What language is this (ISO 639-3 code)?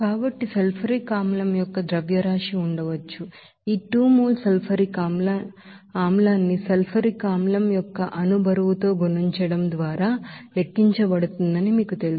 tel